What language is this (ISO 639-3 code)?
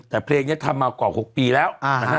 tha